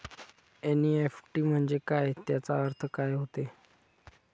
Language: Marathi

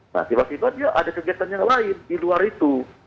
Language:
Indonesian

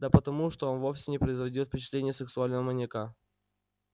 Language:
Russian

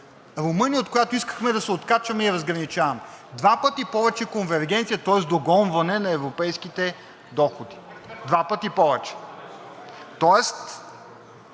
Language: Bulgarian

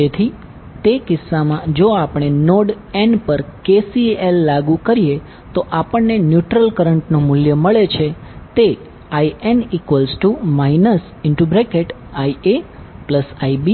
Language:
Gujarati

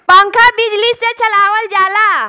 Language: Bhojpuri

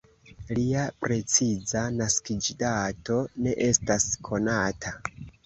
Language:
Esperanto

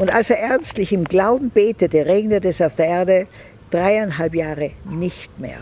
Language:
German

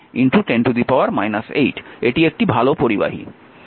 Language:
Bangla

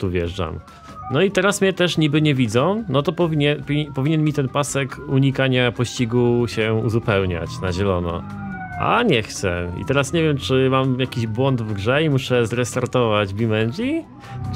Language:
Polish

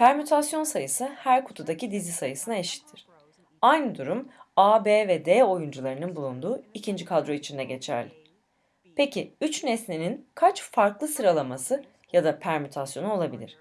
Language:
Turkish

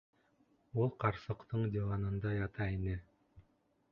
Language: Bashkir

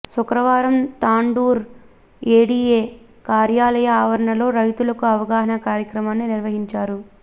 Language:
Telugu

